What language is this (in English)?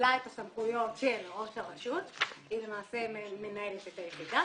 Hebrew